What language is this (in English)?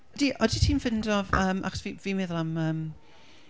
Welsh